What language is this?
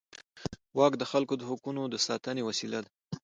Pashto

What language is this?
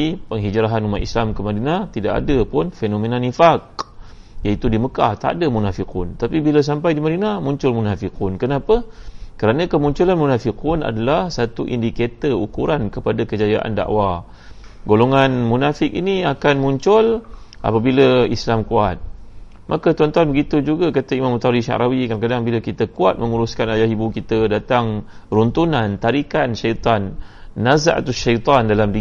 Malay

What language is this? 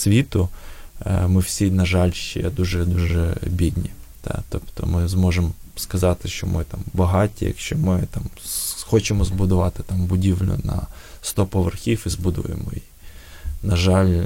Ukrainian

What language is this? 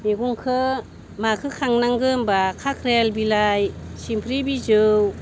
Bodo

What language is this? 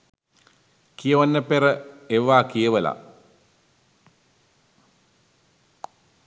Sinhala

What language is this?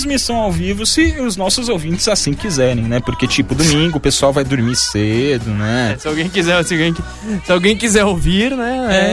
Portuguese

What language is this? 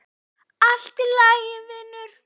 Icelandic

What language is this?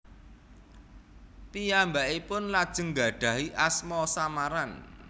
Javanese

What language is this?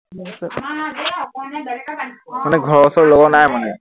Assamese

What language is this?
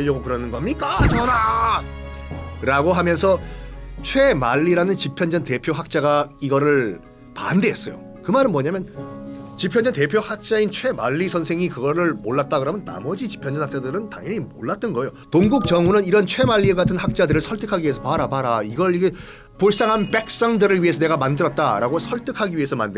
Korean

